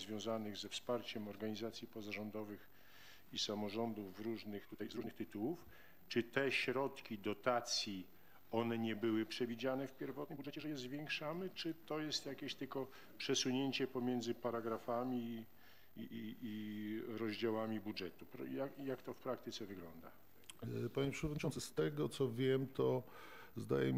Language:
Polish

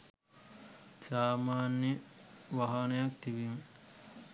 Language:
Sinhala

